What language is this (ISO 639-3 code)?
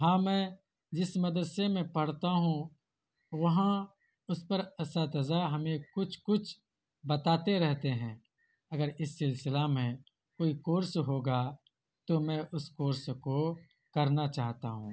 urd